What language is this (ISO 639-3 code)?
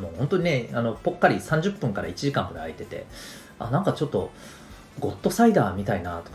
jpn